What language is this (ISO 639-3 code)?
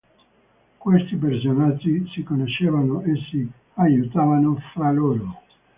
ita